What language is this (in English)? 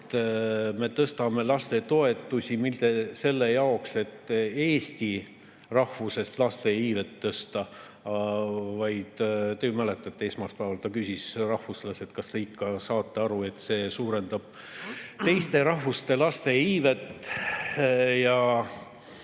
Estonian